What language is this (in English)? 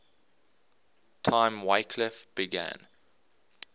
English